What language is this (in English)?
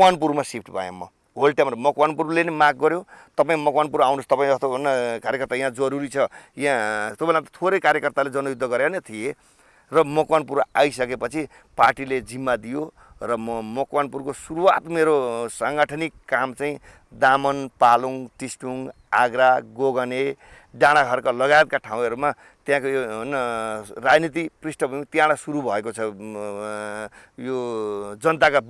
English